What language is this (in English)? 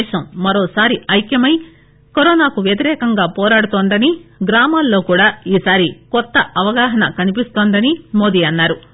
Telugu